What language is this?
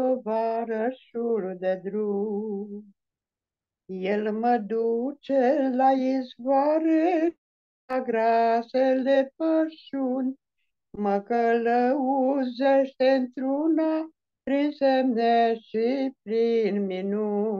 Romanian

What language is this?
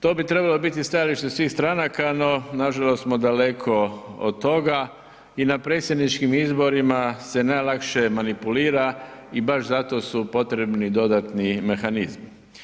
Croatian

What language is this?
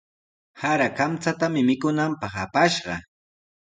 Sihuas Ancash Quechua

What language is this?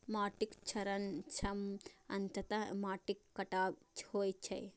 Maithili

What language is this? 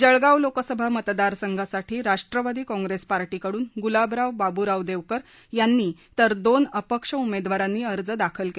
Marathi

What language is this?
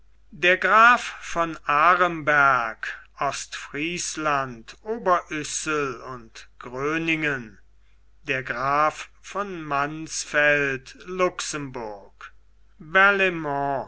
German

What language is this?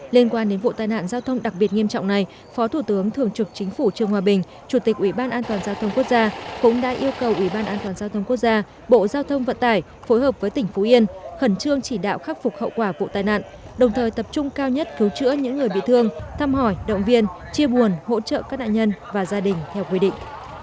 Vietnamese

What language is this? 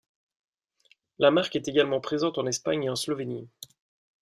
French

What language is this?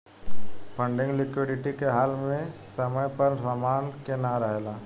Bhojpuri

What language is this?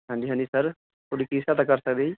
Punjabi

